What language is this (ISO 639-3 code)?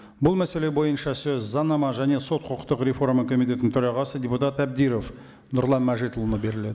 kaz